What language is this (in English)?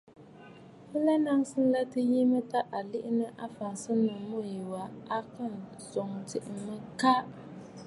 Bafut